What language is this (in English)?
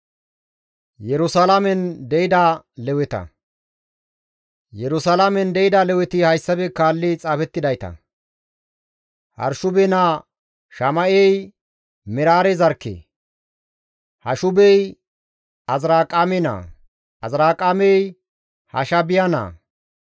Gamo